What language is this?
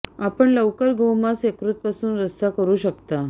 Marathi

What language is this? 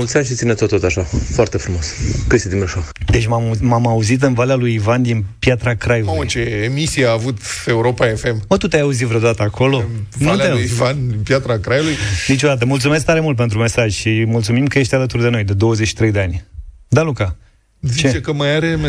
Romanian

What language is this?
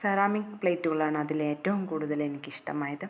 Malayalam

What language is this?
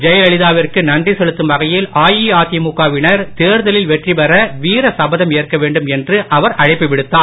Tamil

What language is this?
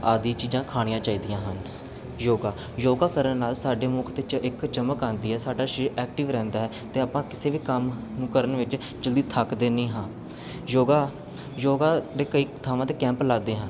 Punjabi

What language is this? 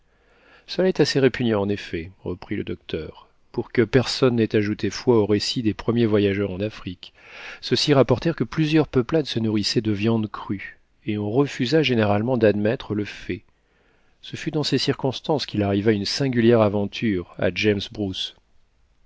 French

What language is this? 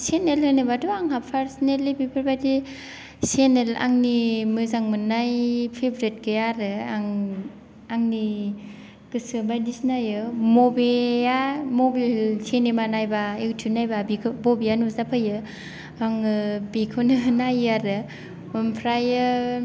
Bodo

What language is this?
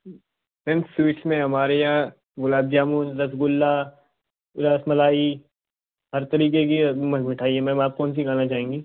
Hindi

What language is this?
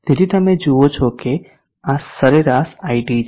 Gujarati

